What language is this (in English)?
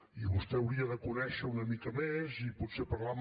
Catalan